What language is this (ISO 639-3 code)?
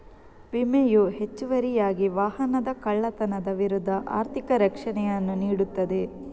kan